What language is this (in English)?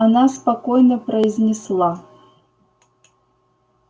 Russian